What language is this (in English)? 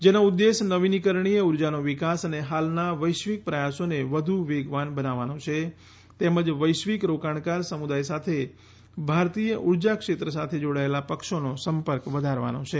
Gujarati